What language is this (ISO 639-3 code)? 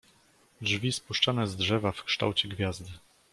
pol